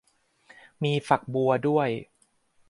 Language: Thai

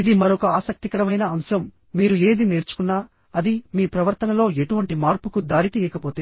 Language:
Telugu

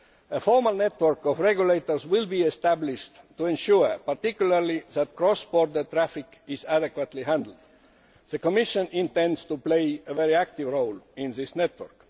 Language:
English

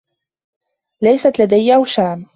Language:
Arabic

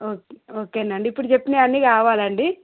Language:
Telugu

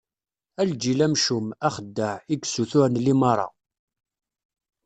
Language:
Kabyle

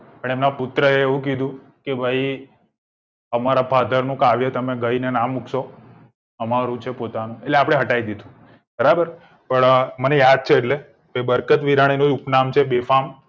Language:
Gujarati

